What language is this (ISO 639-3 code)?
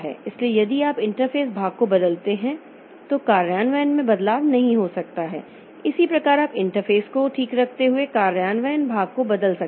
hin